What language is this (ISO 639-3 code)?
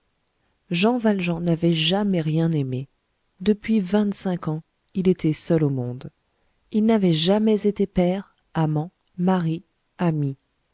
fra